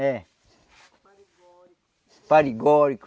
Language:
Portuguese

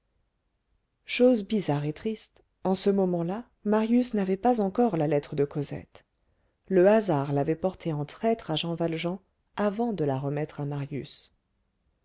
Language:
French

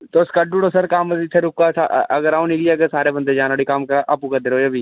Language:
Dogri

